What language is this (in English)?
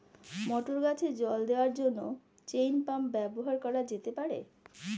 Bangla